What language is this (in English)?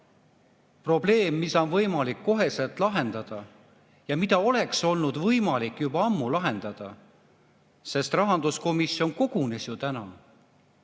Estonian